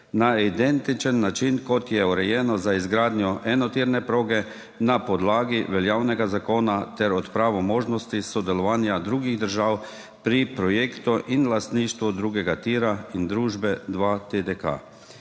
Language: Slovenian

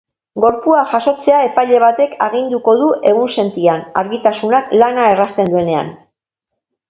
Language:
Basque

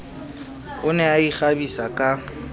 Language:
Southern Sotho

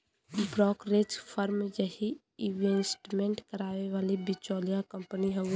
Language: Bhojpuri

